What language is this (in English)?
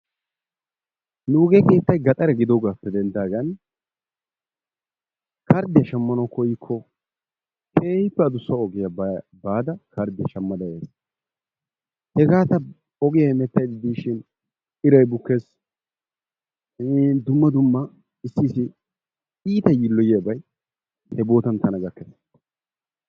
Wolaytta